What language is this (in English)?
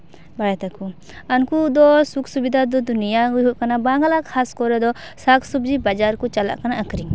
Santali